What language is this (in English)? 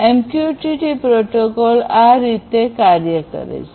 Gujarati